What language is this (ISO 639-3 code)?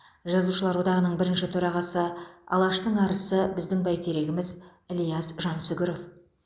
kaz